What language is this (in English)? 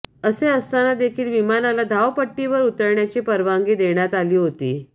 Marathi